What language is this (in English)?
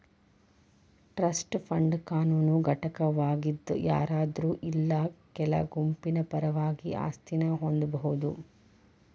Kannada